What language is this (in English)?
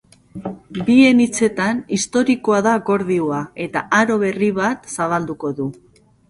Basque